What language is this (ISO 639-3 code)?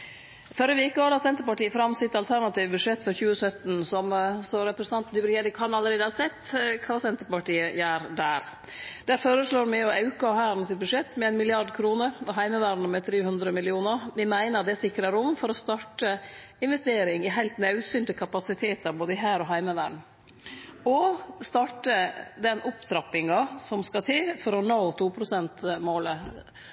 nno